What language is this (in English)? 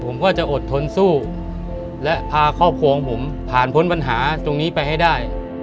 Thai